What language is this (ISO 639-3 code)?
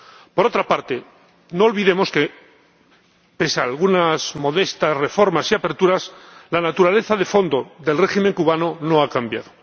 spa